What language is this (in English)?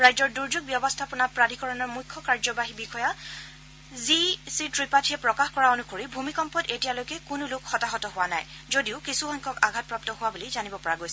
Assamese